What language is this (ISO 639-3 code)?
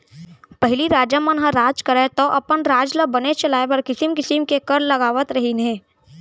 hne